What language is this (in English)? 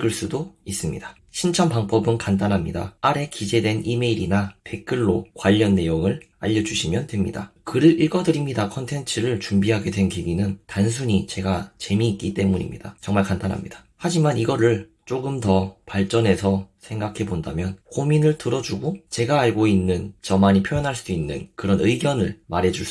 Korean